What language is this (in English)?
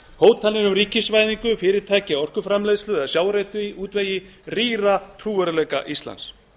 Icelandic